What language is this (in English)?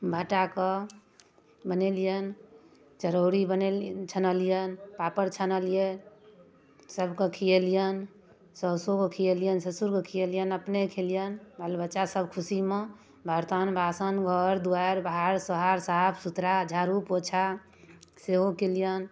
Maithili